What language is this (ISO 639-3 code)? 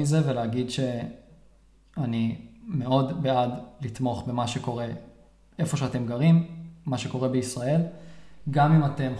heb